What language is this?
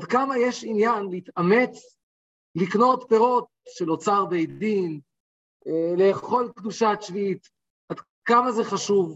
Hebrew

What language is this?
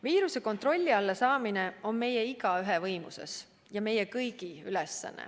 Estonian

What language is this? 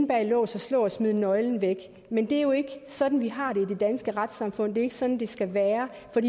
Danish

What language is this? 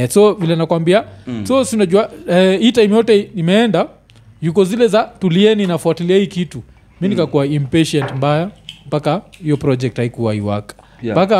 Swahili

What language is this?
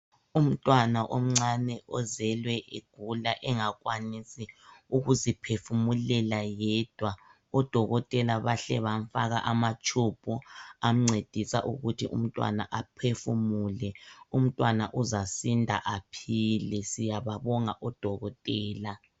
North Ndebele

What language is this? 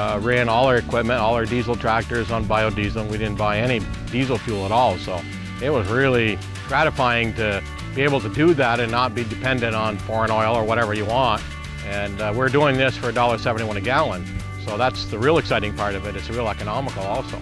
English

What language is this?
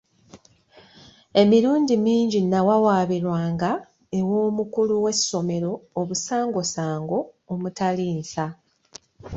Ganda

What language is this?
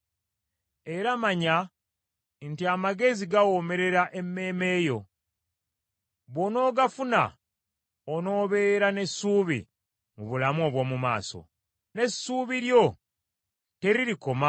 Ganda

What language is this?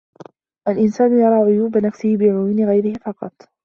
Arabic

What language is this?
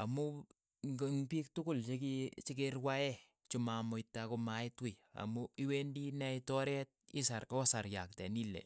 Keiyo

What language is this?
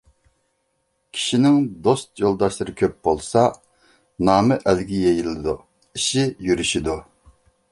Uyghur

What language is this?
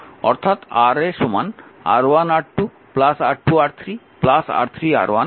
Bangla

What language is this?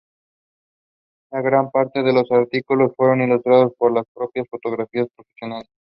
Spanish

